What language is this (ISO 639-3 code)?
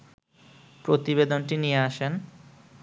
ben